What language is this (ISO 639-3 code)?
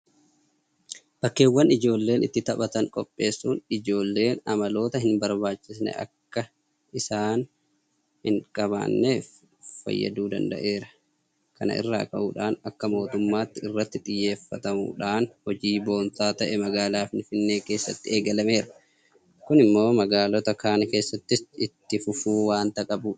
orm